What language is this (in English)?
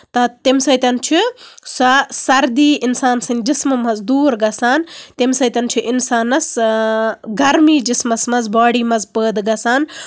Kashmiri